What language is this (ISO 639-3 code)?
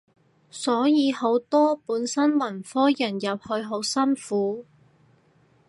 yue